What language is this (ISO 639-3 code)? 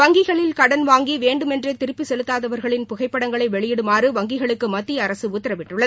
tam